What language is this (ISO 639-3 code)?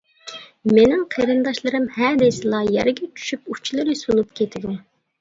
uig